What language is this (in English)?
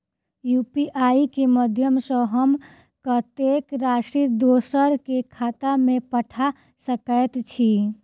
Maithili